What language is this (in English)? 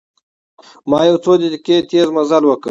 Pashto